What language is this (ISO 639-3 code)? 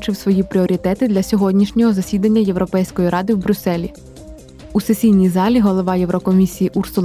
ukr